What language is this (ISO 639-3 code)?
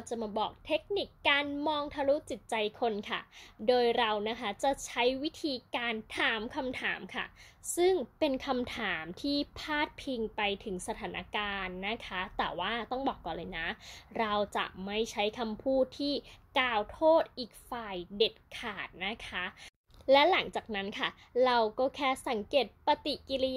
tha